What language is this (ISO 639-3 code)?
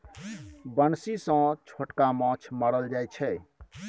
mai